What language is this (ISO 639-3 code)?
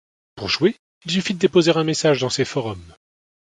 fra